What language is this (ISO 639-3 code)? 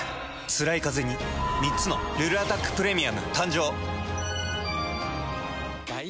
jpn